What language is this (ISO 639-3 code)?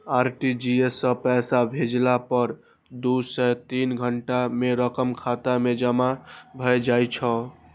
mai